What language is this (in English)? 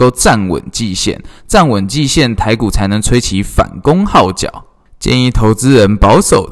Chinese